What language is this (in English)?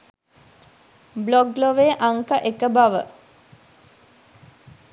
Sinhala